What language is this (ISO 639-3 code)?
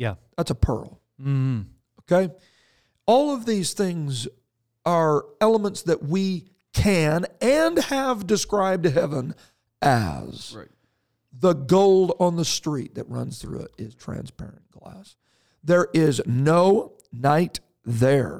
eng